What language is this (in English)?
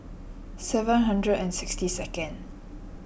English